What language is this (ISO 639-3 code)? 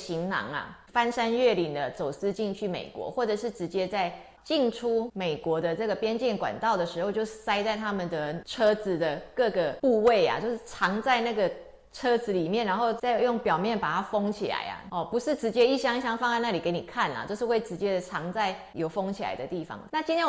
zho